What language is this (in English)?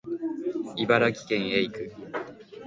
Japanese